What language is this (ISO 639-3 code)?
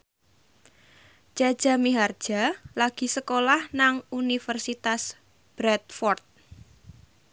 jav